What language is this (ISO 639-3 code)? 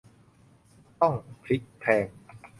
tha